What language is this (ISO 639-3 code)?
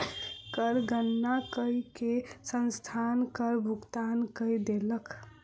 mai